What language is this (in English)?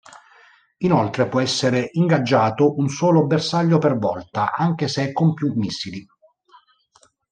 Italian